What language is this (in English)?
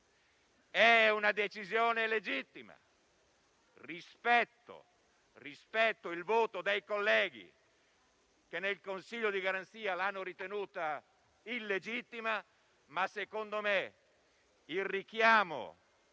Italian